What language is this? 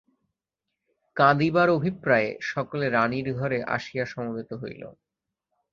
Bangla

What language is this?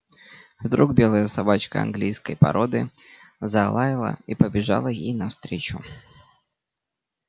Russian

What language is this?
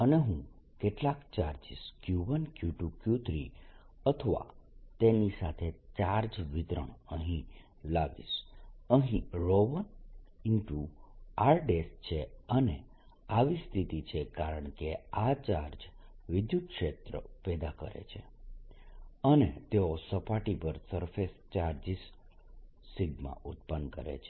Gujarati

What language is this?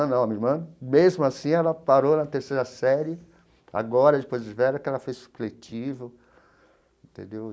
Portuguese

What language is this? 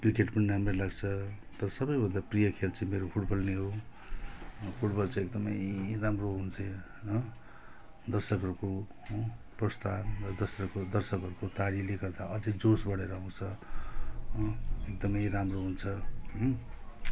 Nepali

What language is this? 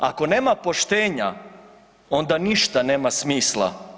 Croatian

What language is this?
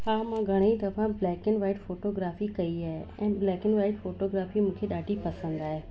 Sindhi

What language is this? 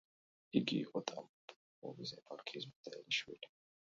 Georgian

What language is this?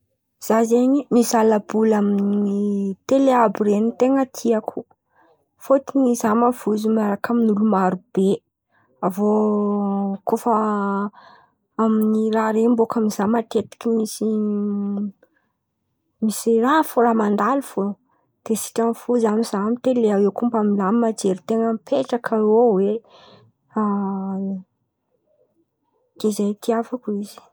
Antankarana Malagasy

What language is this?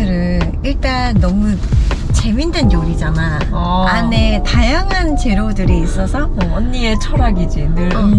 Korean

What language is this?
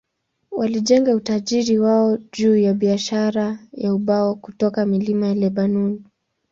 Swahili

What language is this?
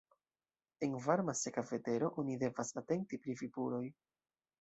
Esperanto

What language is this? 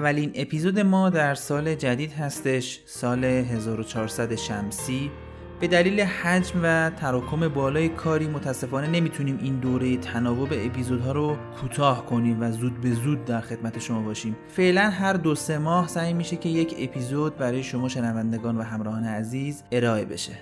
Persian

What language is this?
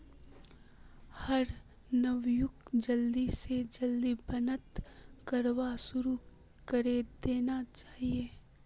Magahi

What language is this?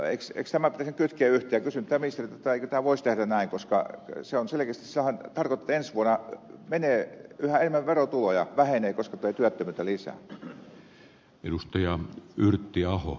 Finnish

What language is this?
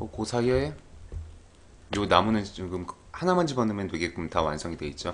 Korean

